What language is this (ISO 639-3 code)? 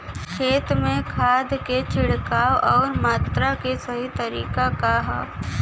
bho